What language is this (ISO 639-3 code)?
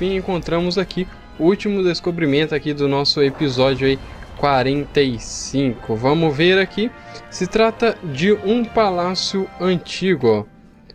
por